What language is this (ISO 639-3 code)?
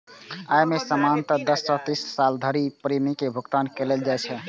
mai